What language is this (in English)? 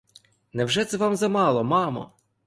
Ukrainian